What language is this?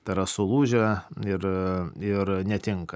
Lithuanian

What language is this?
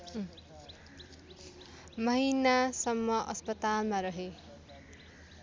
Nepali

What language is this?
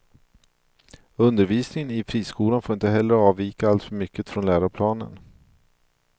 Swedish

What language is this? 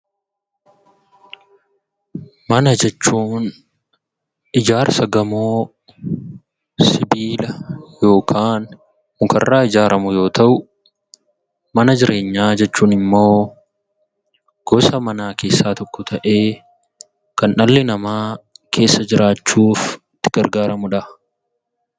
Oromo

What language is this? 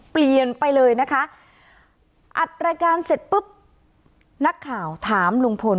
Thai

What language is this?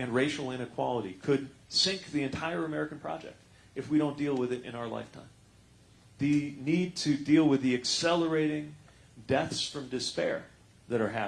English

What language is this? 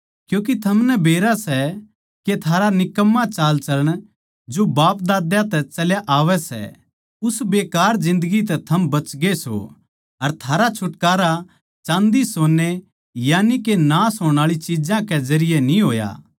Haryanvi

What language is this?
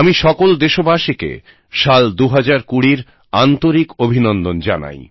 Bangla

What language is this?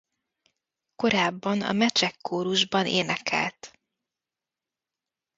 Hungarian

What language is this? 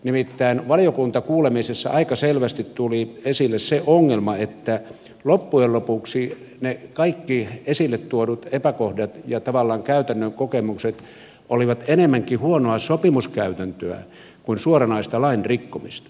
Finnish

